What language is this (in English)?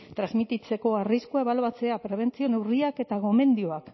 Basque